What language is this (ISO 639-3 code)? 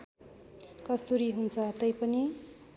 nep